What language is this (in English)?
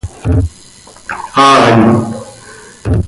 Seri